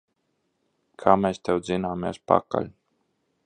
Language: Latvian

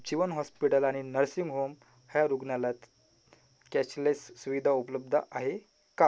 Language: Marathi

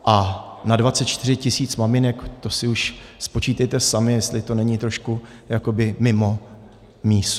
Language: Czech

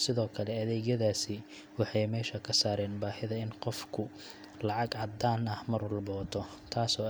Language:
Somali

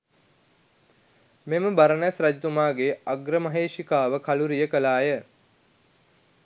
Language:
Sinhala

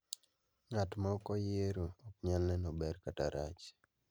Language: Luo (Kenya and Tanzania)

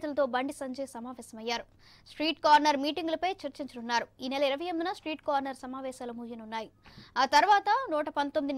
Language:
Hindi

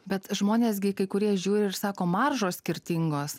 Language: Lithuanian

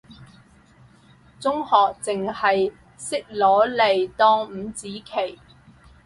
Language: Cantonese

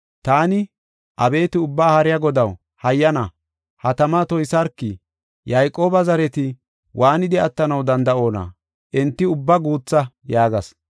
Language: Gofa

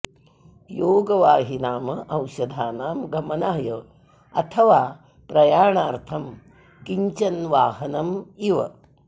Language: Sanskrit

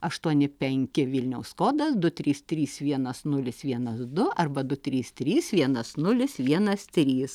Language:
Lithuanian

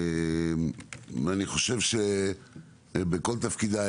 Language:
Hebrew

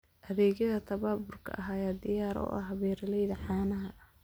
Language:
Somali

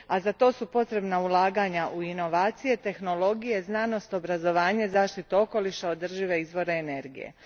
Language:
Croatian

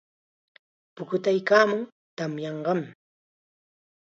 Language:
Chiquián Ancash Quechua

